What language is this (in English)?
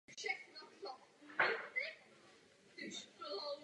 Czech